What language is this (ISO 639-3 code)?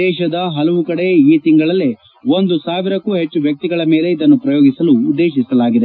kan